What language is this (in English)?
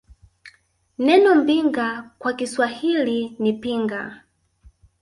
Swahili